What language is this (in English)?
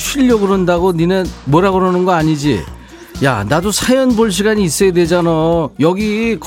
Korean